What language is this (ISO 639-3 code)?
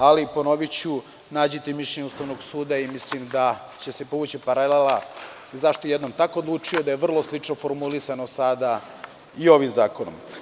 srp